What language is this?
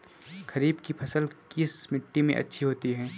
Hindi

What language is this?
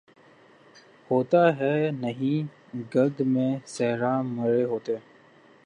Urdu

